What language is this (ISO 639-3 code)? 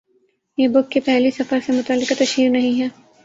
urd